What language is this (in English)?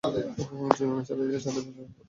Bangla